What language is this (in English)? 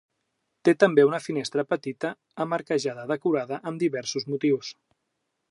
Catalan